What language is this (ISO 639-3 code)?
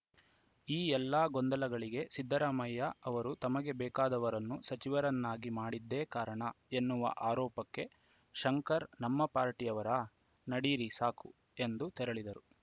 kan